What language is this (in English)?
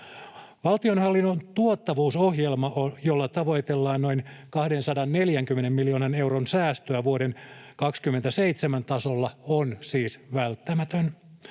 Finnish